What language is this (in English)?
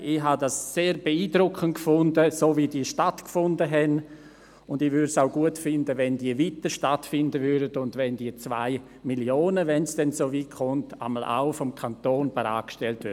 Swiss German